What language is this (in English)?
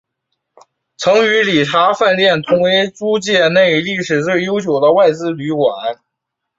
Chinese